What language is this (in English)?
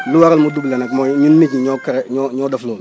Wolof